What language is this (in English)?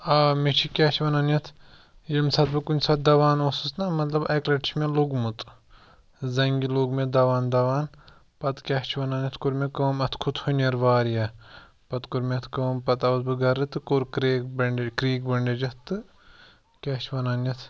Kashmiri